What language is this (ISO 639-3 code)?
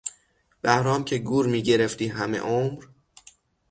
fas